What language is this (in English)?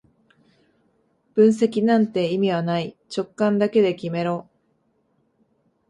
Japanese